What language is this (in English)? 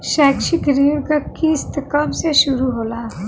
Bhojpuri